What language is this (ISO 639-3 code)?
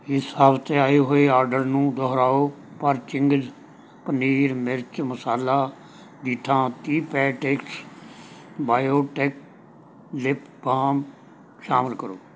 pan